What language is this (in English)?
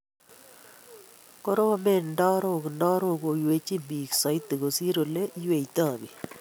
Kalenjin